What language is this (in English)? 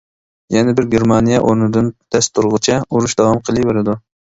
Uyghur